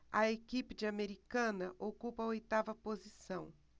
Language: Portuguese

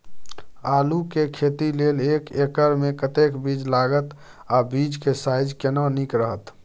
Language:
Maithili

